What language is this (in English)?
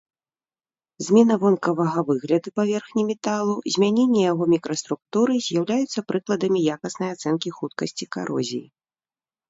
Belarusian